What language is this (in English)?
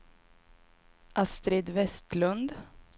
Swedish